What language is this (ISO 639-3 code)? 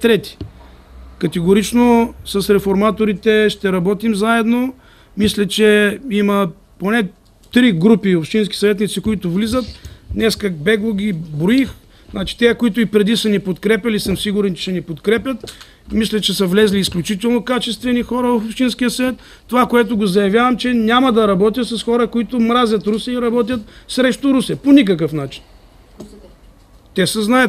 ita